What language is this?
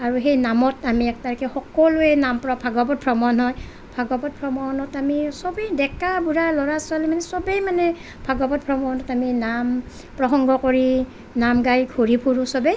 Assamese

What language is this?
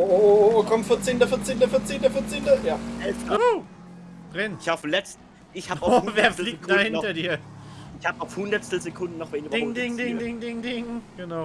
German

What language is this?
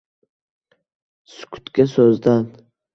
Uzbek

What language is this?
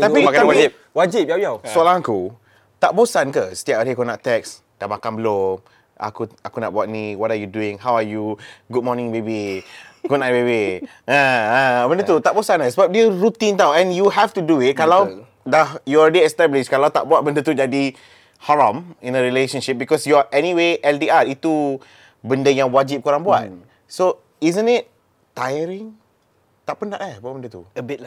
Malay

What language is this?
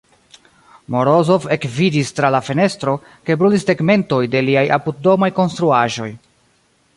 Esperanto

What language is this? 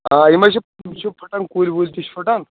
Kashmiri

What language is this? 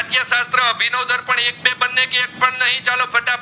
Gujarati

